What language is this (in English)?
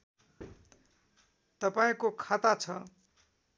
Nepali